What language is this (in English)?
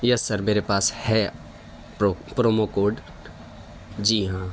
Urdu